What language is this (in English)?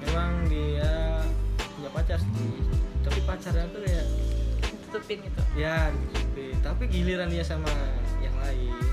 Indonesian